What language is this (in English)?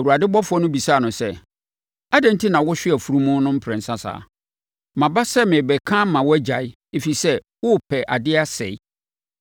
Akan